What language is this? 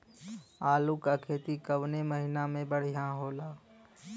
Bhojpuri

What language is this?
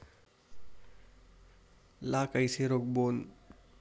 Chhattisgarhi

